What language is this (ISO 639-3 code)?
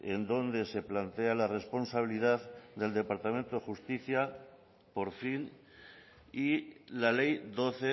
spa